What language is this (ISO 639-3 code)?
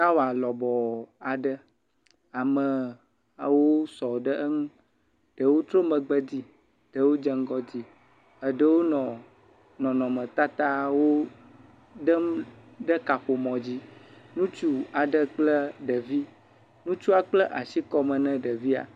ewe